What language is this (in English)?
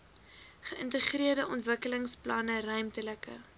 Afrikaans